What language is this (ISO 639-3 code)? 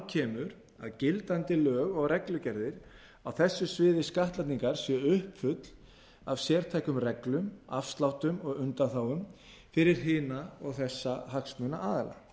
isl